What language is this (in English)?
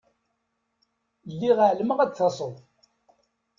Kabyle